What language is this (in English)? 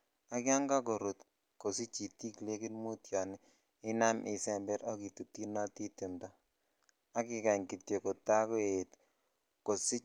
Kalenjin